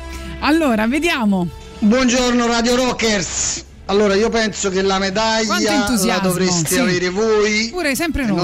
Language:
Italian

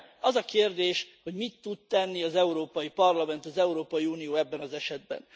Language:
Hungarian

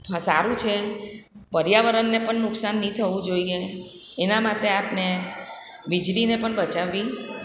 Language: Gujarati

